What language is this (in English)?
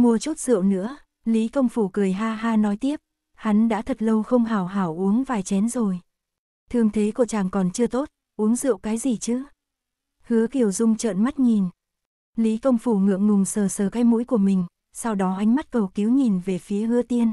Vietnamese